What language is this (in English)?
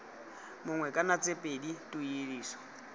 Tswana